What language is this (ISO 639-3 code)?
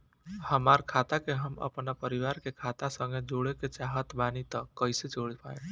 bho